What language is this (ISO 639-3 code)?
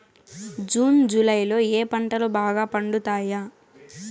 tel